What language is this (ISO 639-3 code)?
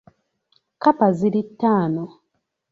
lug